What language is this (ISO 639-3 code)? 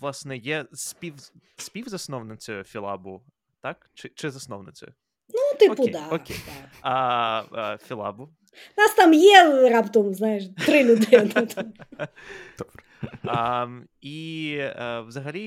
ukr